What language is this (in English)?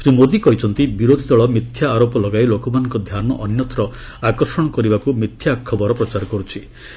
Odia